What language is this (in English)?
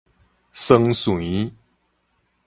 Min Nan Chinese